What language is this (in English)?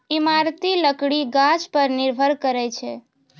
Maithili